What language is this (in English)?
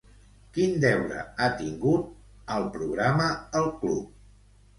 Catalan